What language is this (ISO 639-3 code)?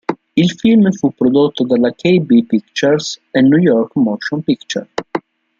ita